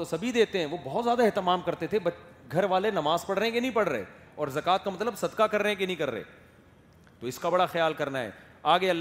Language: Urdu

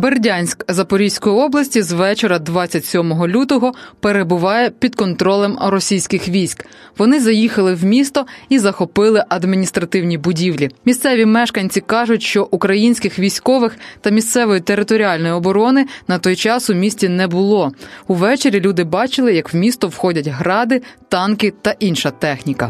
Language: Ukrainian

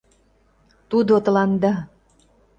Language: Mari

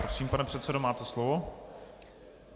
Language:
Czech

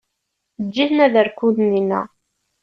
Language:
Kabyle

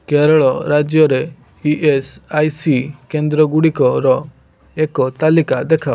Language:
Odia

